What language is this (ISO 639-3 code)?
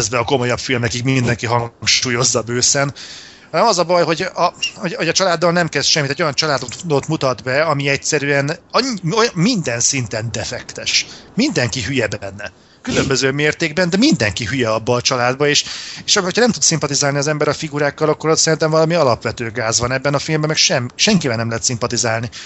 hun